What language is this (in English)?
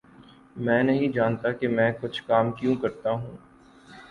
Urdu